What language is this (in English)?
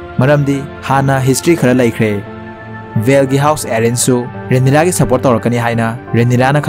Thai